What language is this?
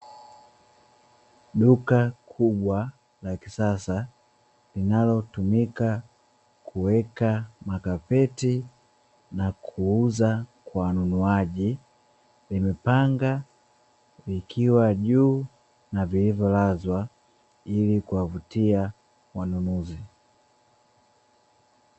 Swahili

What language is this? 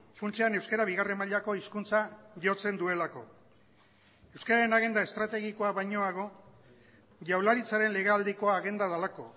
Basque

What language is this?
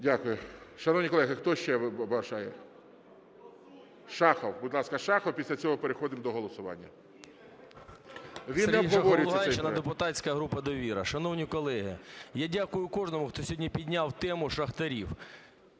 Ukrainian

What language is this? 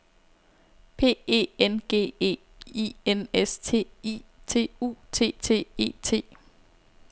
Danish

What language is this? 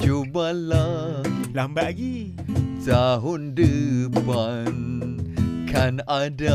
Malay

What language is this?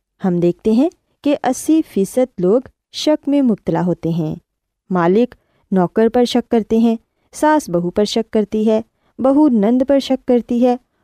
Urdu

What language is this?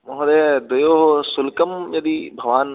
Sanskrit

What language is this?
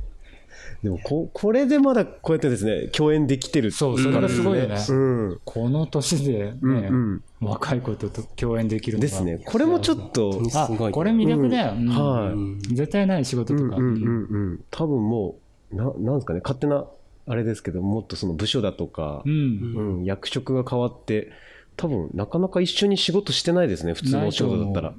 Japanese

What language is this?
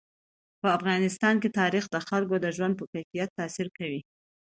Pashto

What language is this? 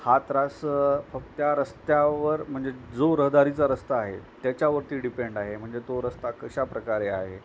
Marathi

